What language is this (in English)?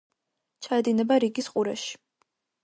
Georgian